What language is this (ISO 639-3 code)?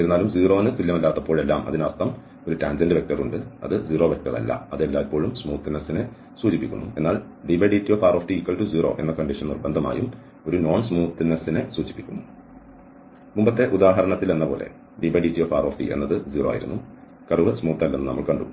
mal